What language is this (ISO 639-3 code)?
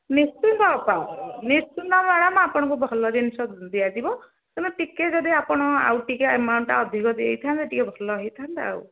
ori